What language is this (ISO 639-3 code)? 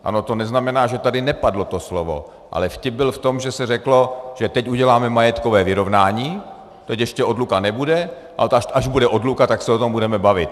ces